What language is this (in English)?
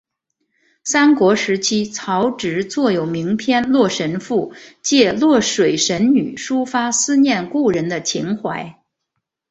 Chinese